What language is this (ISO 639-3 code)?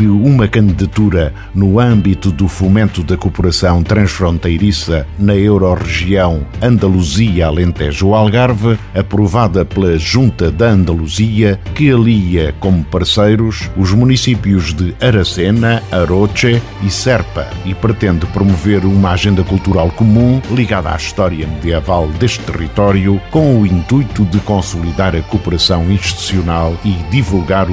por